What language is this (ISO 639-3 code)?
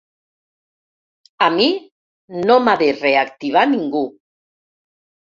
cat